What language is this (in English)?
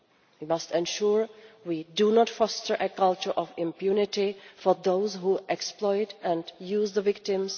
English